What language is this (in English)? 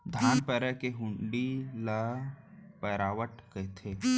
Chhattisgarhi